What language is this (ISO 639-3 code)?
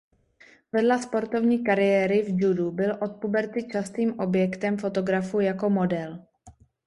ces